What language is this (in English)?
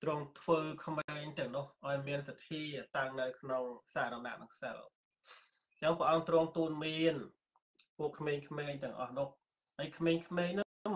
Thai